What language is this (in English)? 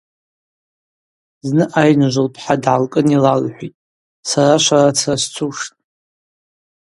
Abaza